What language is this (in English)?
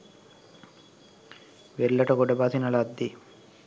Sinhala